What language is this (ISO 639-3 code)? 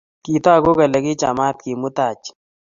kln